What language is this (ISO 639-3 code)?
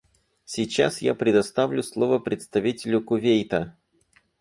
rus